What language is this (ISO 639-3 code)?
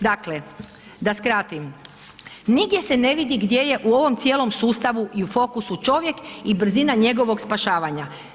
hrv